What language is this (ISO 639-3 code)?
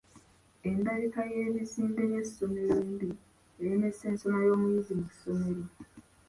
lug